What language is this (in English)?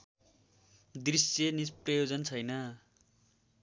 Nepali